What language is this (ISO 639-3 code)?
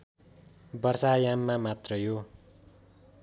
nep